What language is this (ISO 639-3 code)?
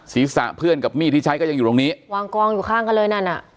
tha